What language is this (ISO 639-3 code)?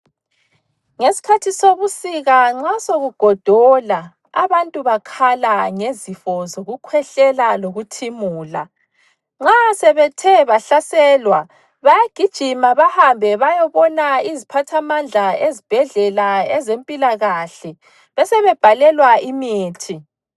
nde